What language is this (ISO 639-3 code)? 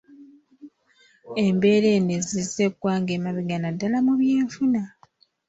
lug